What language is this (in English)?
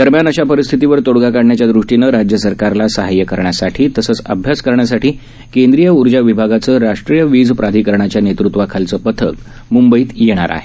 Marathi